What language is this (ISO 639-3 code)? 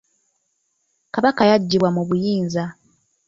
lug